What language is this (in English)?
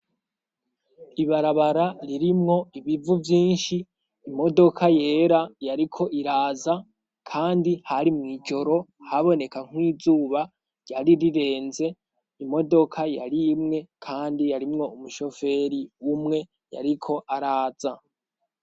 Rundi